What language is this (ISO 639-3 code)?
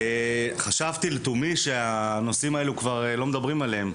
heb